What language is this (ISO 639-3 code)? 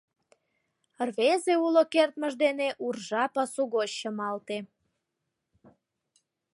chm